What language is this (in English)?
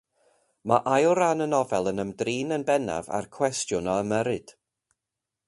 Welsh